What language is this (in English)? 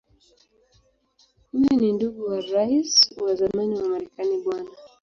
Swahili